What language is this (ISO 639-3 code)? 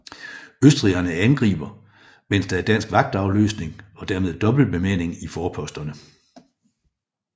dan